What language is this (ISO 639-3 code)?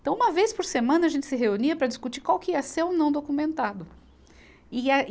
por